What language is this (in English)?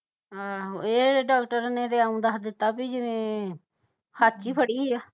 Punjabi